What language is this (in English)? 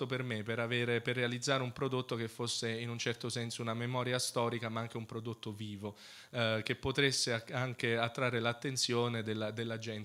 Italian